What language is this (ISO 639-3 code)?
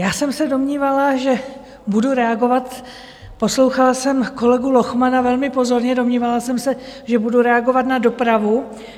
ces